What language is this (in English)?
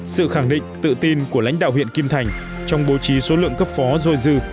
Vietnamese